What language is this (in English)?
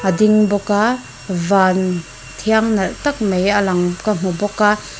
Mizo